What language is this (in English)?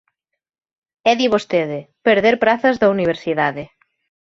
Galician